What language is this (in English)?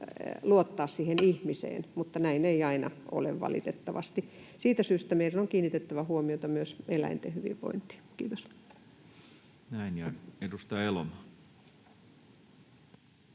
Finnish